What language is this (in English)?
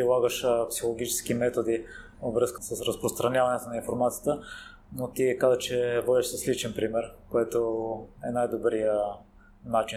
Bulgarian